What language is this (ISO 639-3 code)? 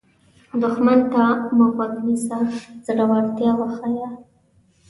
pus